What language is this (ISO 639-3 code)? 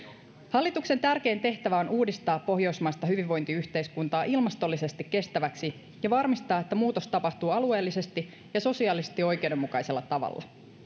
fin